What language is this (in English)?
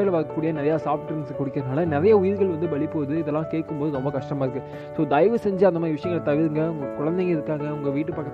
Tamil